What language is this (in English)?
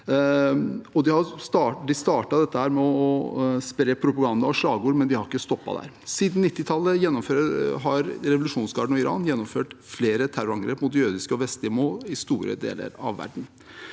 Norwegian